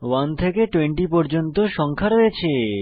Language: Bangla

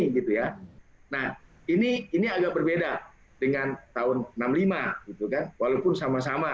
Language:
Indonesian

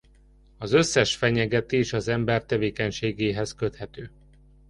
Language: Hungarian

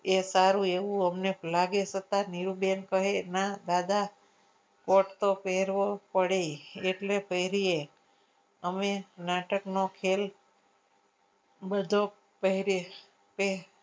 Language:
Gujarati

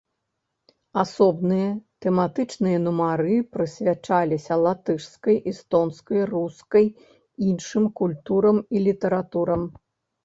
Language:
Belarusian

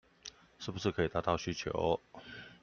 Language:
Chinese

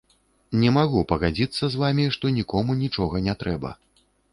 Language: Belarusian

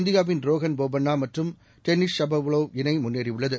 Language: Tamil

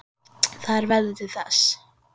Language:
Icelandic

